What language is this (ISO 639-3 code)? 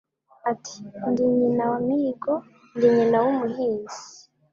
kin